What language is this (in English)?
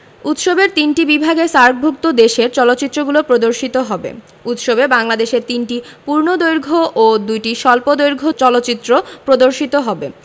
Bangla